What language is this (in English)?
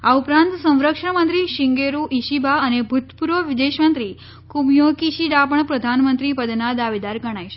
Gujarati